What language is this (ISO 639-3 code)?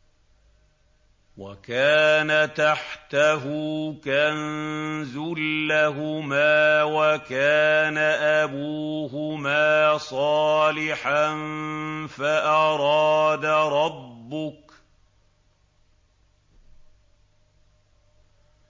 ara